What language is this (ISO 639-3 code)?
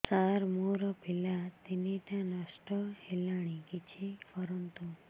ori